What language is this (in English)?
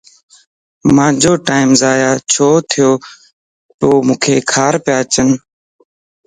Lasi